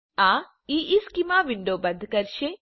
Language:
Gujarati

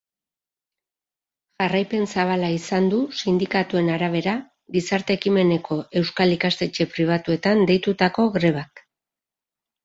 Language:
Basque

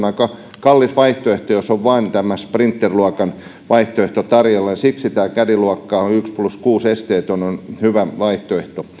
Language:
Finnish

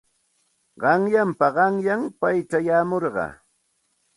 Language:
Santa Ana de Tusi Pasco Quechua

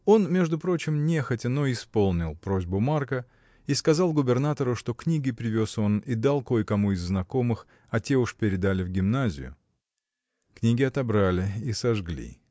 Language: Russian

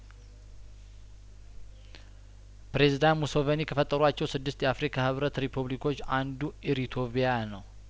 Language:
Amharic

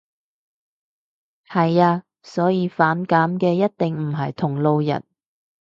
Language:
Cantonese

